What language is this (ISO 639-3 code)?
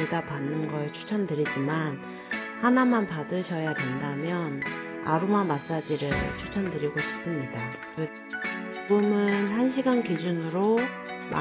kor